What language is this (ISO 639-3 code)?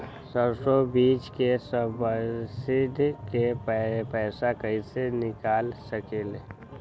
mag